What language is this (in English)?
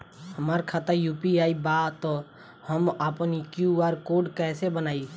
Bhojpuri